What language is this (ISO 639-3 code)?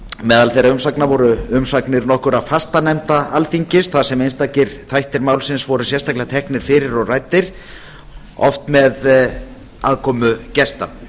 isl